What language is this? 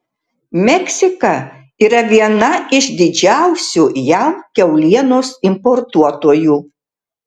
Lithuanian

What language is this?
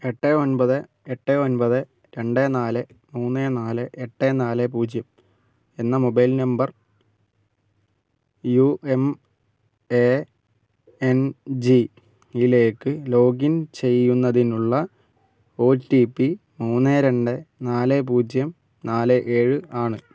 Malayalam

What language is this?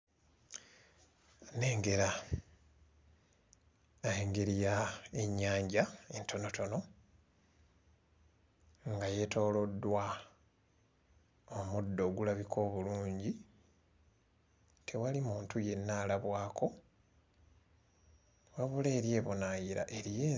Ganda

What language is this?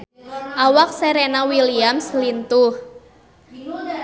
Sundanese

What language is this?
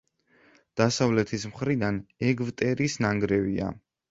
Georgian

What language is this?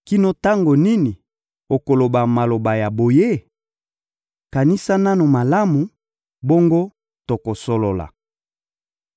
Lingala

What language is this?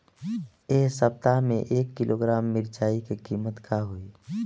Bhojpuri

